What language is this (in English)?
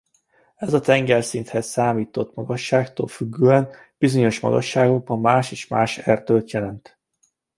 Hungarian